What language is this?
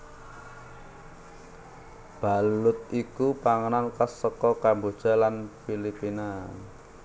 Javanese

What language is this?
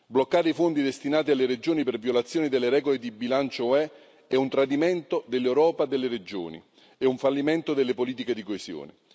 Italian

